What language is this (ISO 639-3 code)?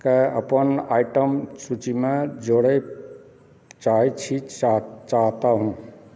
mai